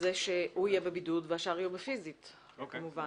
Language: Hebrew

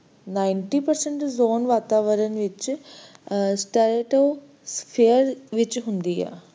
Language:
Punjabi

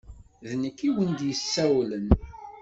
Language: Kabyle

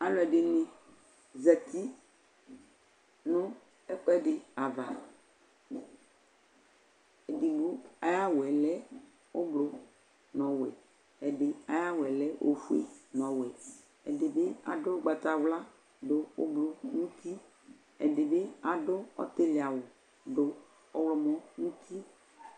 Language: Ikposo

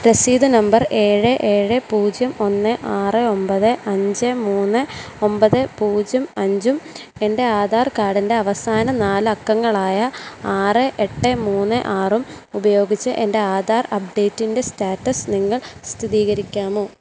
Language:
Malayalam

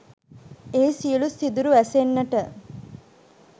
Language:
Sinhala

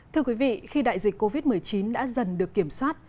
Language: Vietnamese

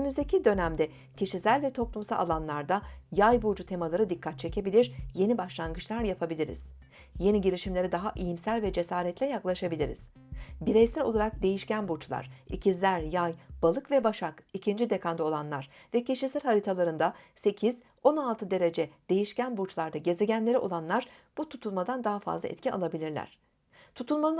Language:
Turkish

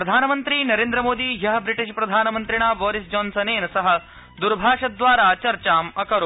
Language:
Sanskrit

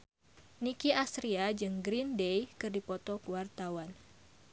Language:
Sundanese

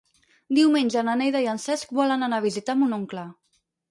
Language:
Catalan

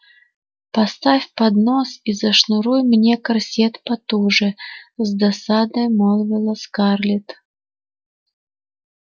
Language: Russian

